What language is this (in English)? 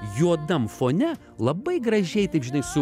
Lithuanian